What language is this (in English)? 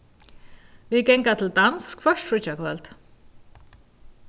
Faroese